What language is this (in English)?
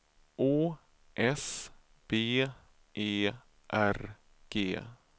Swedish